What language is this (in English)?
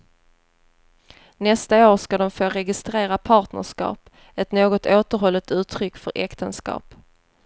Swedish